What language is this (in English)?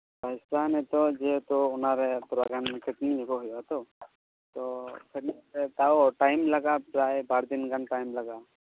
Santali